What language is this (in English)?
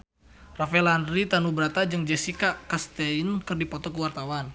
Sundanese